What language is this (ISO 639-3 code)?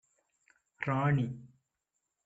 tam